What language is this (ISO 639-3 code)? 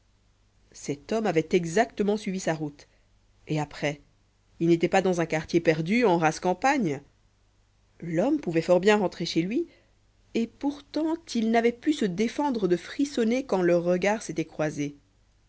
fra